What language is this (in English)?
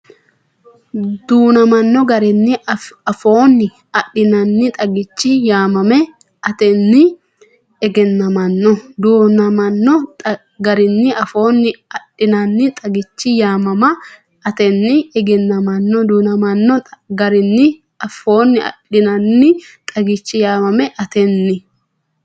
Sidamo